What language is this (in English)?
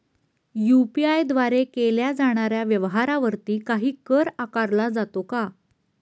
Marathi